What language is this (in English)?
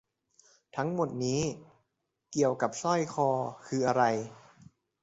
Thai